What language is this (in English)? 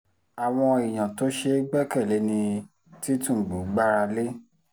Yoruba